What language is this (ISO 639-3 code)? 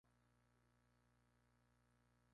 spa